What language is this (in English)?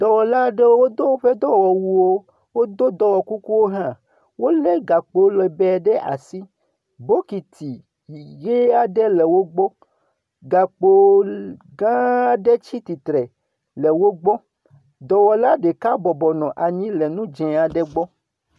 Ewe